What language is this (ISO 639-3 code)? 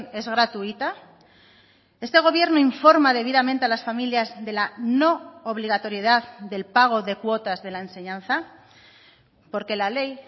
spa